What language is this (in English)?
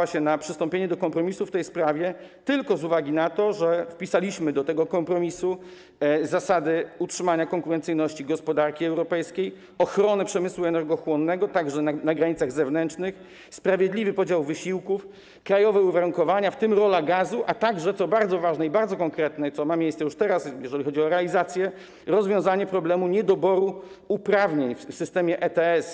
Polish